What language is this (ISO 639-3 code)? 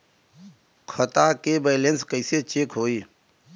bho